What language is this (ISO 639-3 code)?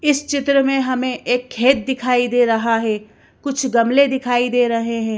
hin